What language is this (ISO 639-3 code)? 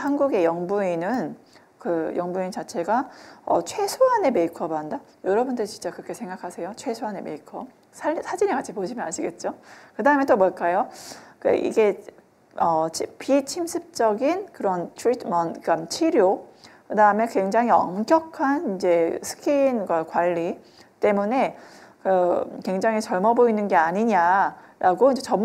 kor